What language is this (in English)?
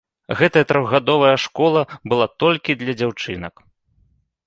Belarusian